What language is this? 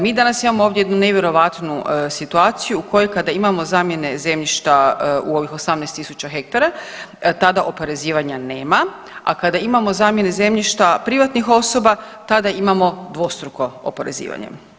Croatian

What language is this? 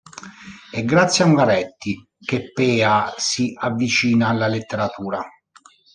Italian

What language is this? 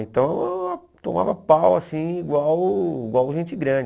Portuguese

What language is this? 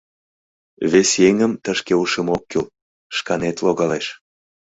Mari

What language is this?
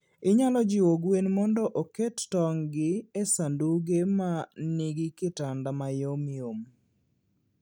Luo (Kenya and Tanzania)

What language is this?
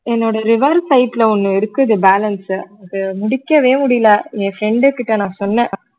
Tamil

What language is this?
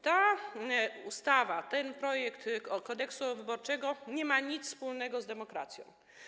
Polish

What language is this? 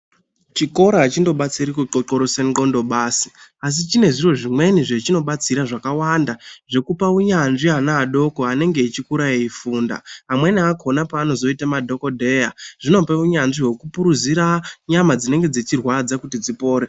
Ndau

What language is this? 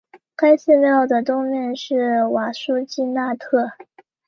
Chinese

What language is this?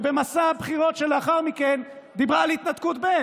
Hebrew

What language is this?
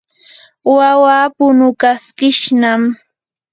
Yanahuanca Pasco Quechua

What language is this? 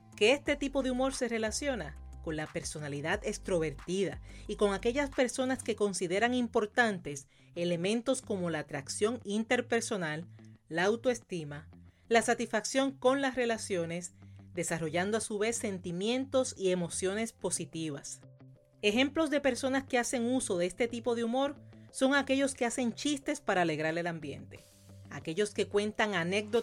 Spanish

